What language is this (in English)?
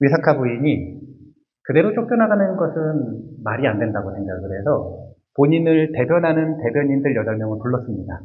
Korean